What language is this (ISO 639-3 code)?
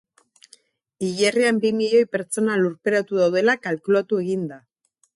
eus